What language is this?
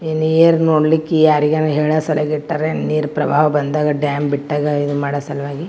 Kannada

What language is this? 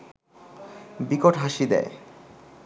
Bangla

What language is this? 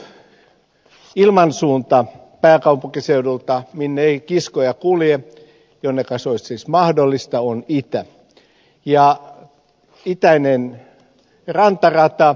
Finnish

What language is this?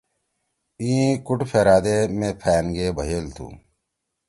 Torwali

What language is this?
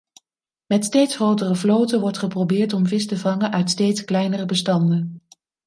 Dutch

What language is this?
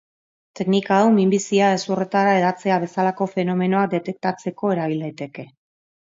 Basque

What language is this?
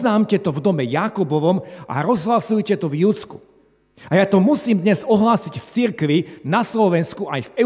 Slovak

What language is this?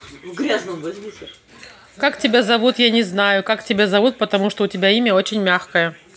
Russian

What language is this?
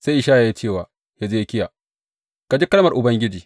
Hausa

